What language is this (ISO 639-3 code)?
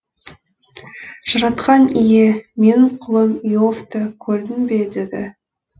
kaz